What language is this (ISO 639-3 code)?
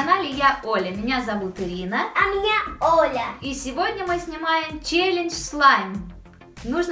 rus